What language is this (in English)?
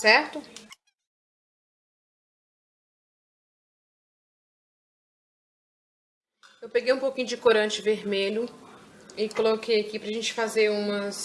Portuguese